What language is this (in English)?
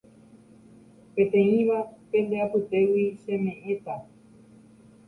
Guarani